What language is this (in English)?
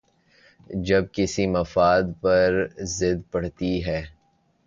Urdu